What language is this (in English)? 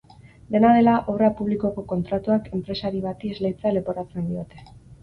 Basque